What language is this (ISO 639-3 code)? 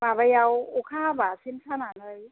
brx